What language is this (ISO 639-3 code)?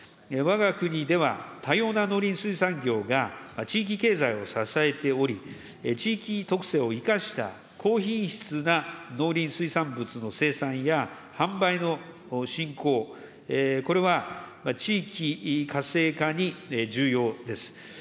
jpn